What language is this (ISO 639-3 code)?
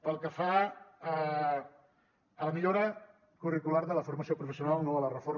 cat